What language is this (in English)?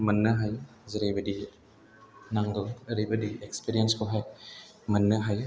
Bodo